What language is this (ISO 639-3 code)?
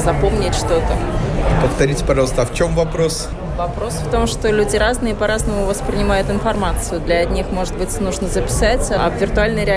rus